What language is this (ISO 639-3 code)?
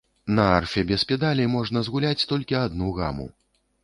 bel